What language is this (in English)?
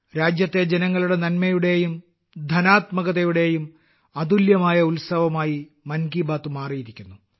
Malayalam